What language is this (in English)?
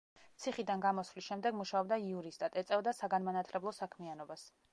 Georgian